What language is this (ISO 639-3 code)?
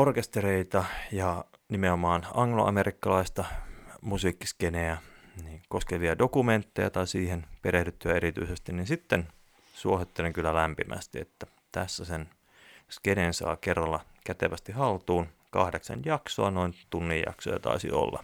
fin